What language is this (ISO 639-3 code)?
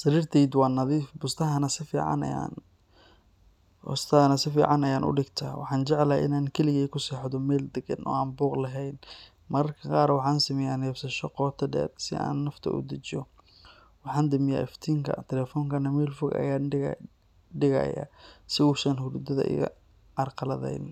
som